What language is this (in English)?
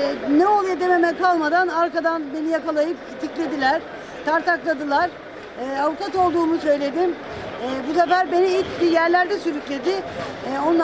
Turkish